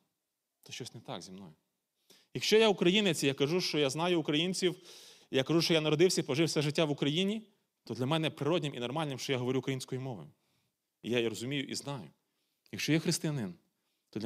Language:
Ukrainian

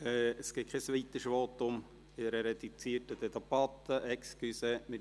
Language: Swiss German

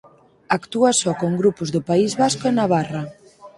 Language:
Galician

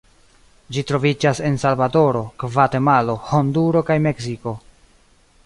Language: Esperanto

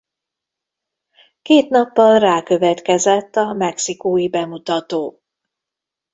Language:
Hungarian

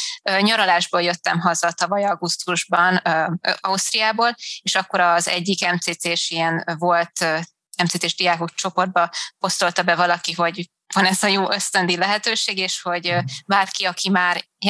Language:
Hungarian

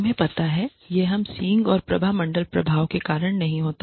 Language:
Hindi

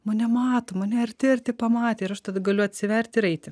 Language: Lithuanian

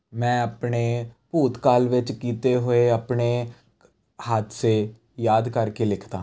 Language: Punjabi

